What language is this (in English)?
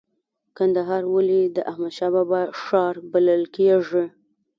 Pashto